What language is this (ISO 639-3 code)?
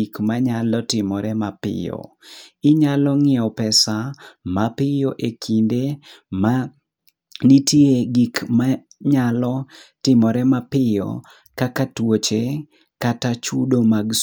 luo